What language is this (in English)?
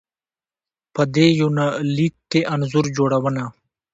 Pashto